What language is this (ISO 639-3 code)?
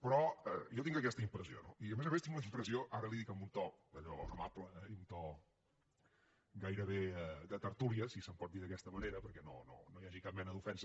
cat